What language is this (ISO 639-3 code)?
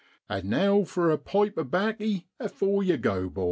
eng